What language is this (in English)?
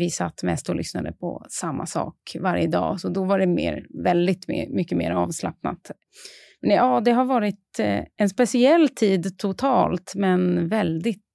Swedish